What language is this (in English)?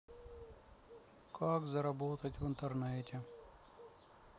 Russian